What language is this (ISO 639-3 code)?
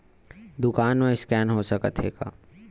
hne